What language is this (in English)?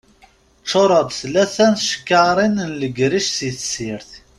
Kabyle